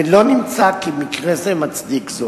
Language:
Hebrew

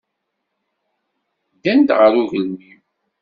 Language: Kabyle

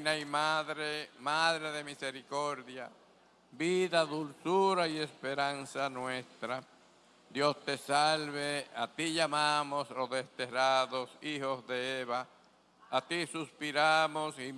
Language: Spanish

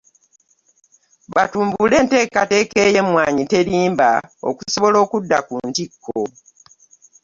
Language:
Ganda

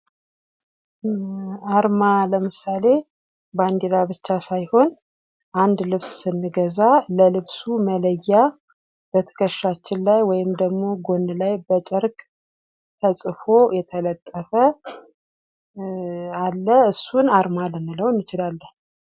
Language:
Amharic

